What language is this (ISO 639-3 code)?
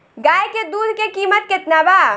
bho